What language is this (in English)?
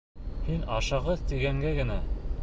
Bashkir